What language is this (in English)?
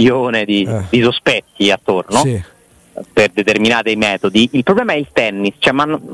Italian